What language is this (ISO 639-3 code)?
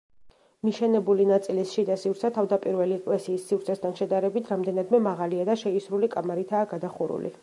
kat